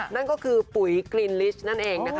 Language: Thai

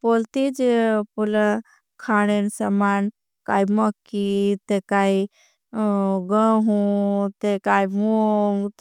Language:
Bhili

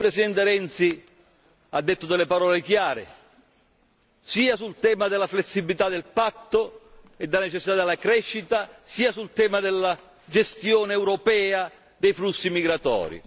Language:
Italian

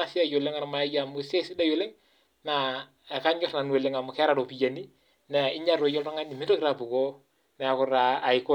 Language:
Masai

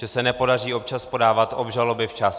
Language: Czech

